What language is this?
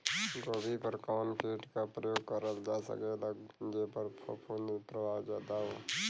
Bhojpuri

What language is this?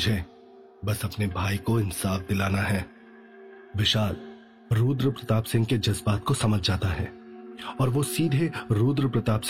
Hindi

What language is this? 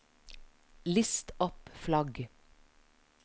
Norwegian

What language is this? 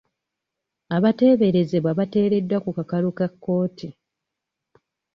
Ganda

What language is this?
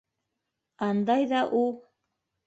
Bashkir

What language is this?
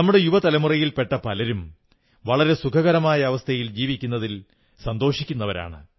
Malayalam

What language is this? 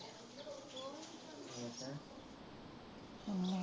Punjabi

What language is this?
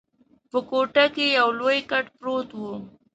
Pashto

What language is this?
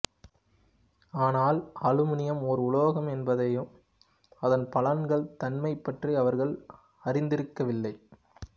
Tamil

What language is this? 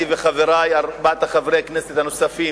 Hebrew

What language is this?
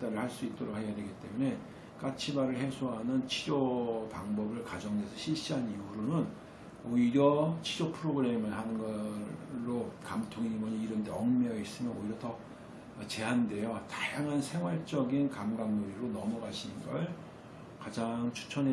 Korean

